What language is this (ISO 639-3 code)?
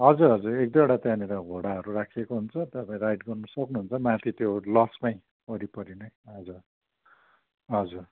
nep